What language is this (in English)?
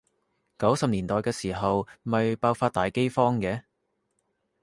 Cantonese